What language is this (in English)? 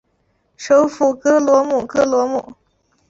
Chinese